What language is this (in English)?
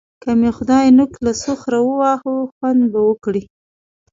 Pashto